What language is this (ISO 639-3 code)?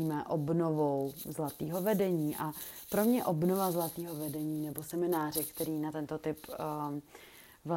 ces